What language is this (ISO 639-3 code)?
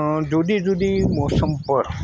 guj